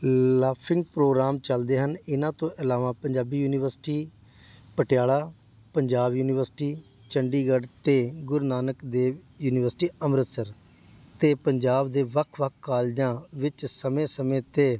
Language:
Punjabi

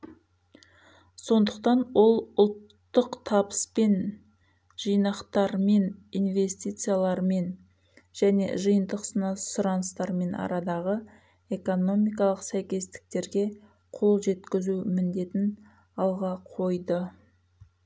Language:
Kazakh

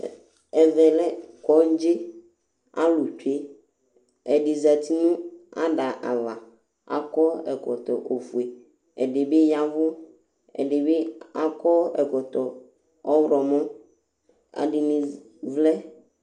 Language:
Ikposo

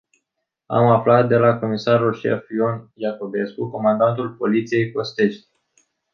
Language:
Romanian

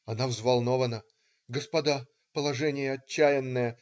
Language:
Russian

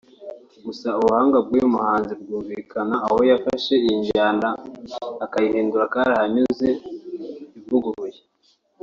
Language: Kinyarwanda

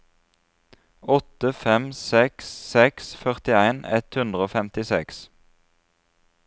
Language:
Norwegian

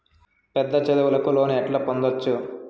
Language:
Telugu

